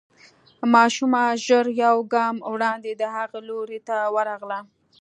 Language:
Pashto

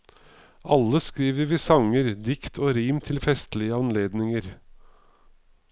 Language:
Norwegian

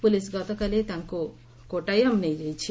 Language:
Odia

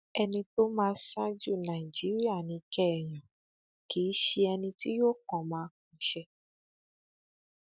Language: Yoruba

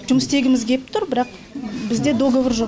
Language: Kazakh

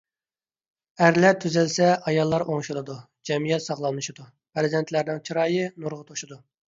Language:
Uyghur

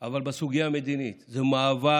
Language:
Hebrew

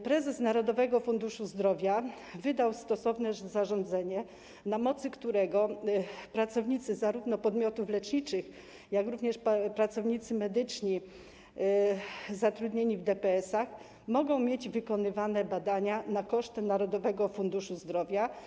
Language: Polish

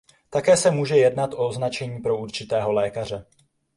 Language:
Czech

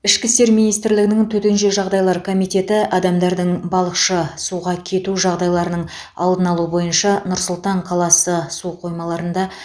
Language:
Kazakh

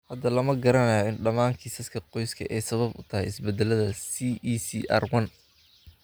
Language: Somali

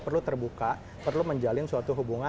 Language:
Indonesian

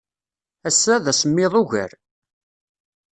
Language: Kabyle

